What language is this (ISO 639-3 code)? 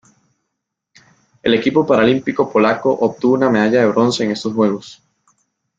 spa